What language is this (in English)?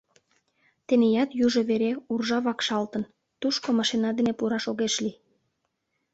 Mari